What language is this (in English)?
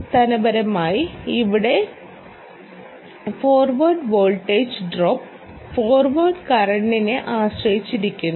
Malayalam